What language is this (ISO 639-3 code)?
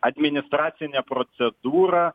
lit